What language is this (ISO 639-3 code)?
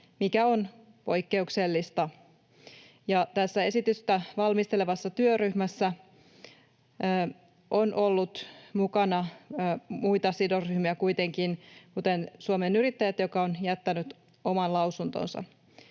fin